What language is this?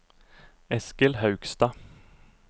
Norwegian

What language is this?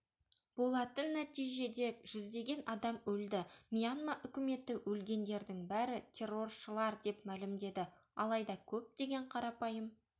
Kazakh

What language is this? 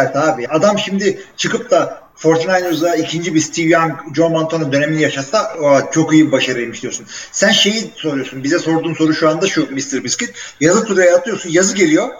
Turkish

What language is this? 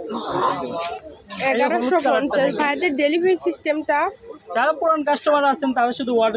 Turkish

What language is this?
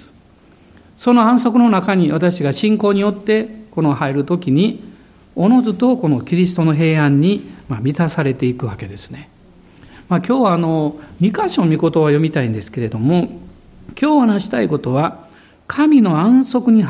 Japanese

